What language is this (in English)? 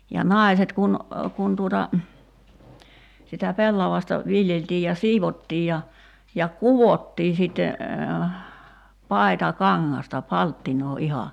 Finnish